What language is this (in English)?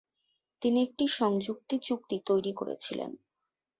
Bangla